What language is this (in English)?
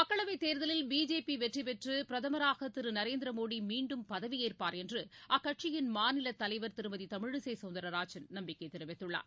Tamil